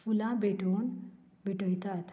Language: Konkani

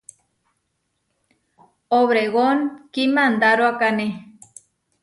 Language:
Huarijio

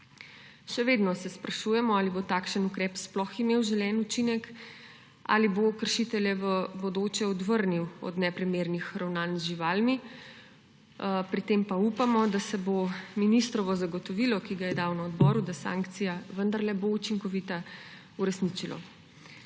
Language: Slovenian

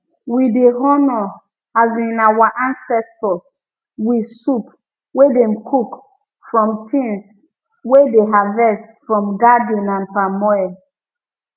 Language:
Nigerian Pidgin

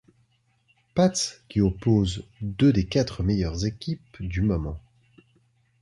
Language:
French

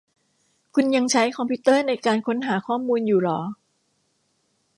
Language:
Thai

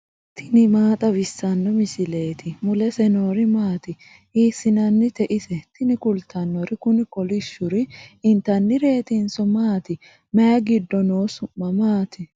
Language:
Sidamo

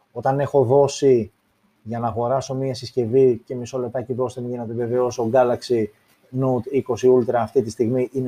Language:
Greek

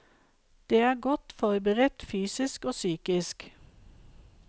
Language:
Norwegian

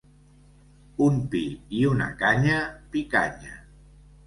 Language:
Catalan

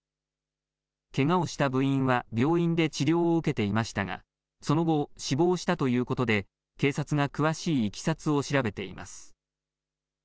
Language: Japanese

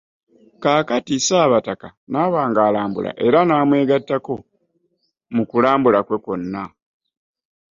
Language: Ganda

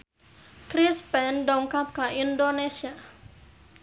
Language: Sundanese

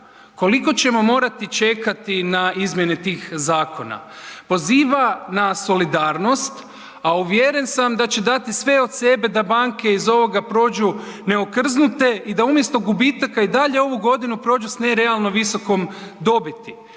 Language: Croatian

